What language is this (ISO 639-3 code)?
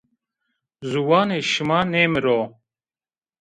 zza